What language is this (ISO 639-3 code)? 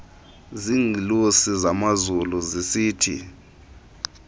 xho